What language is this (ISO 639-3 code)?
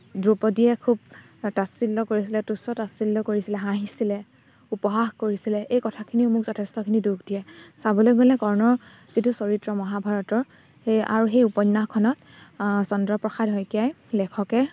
asm